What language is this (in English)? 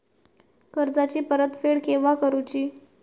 Marathi